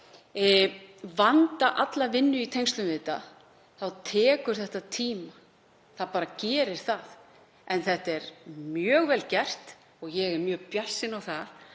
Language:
Icelandic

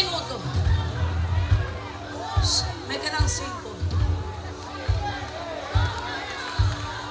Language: Spanish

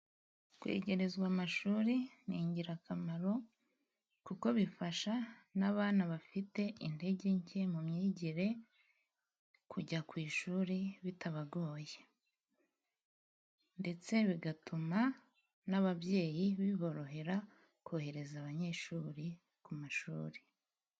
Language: Kinyarwanda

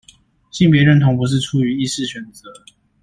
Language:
Chinese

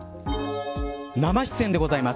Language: Japanese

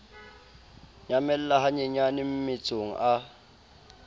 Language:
Southern Sotho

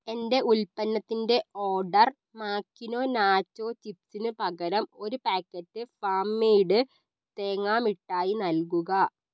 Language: Malayalam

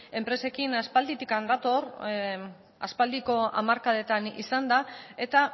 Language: Basque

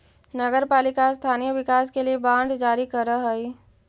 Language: Magahi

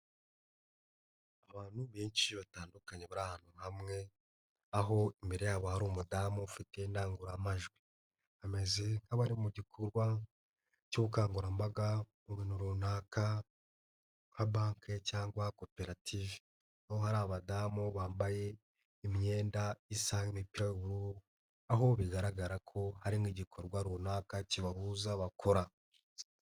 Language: Kinyarwanda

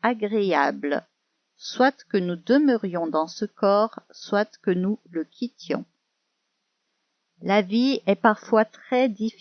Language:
French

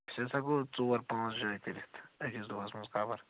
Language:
Kashmiri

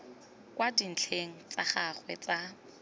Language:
Tswana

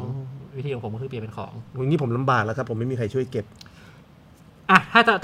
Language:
Thai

